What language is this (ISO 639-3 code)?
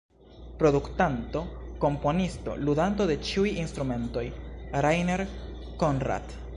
epo